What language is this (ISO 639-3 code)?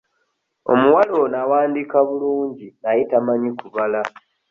lug